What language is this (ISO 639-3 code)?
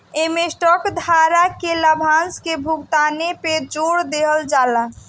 bho